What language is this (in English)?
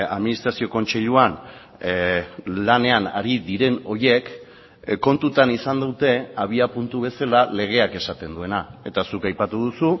Basque